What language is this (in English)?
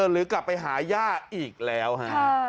Thai